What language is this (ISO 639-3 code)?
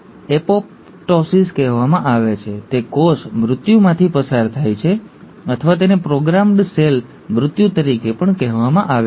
guj